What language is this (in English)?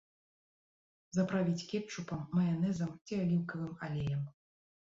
Belarusian